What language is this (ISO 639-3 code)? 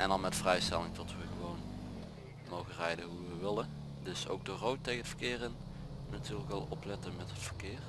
nld